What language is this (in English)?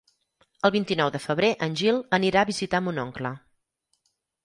Catalan